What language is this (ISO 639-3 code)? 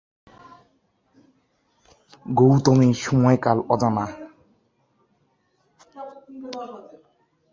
ben